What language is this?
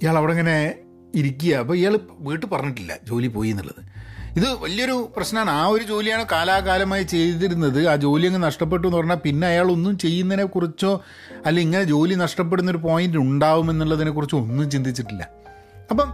Malayalam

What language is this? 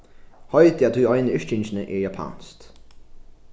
Faroese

